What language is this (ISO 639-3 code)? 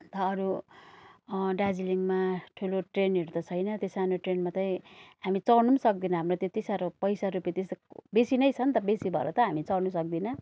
nep